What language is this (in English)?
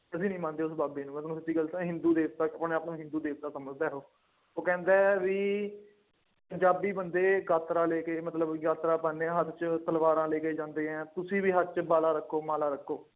Punjabi